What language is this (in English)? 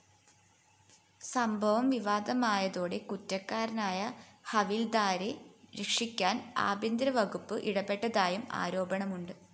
Malayalam